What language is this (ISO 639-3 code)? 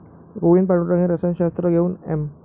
mar